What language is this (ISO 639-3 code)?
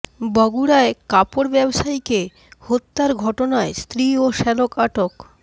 ben